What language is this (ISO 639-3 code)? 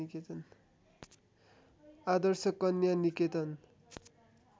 nep